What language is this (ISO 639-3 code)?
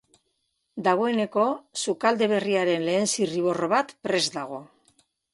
eus